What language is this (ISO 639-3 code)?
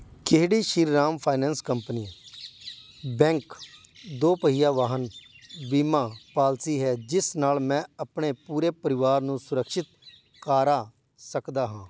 pan